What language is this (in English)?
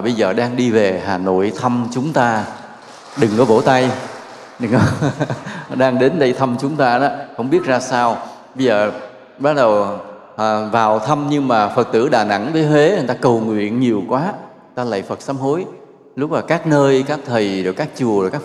Vietnamese